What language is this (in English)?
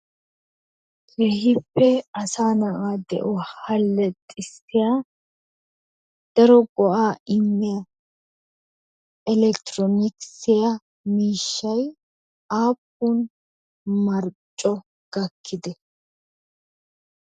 Wolaytta